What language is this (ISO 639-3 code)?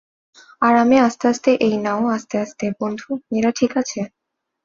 ben